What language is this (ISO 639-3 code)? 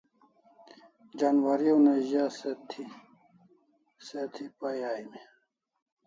kls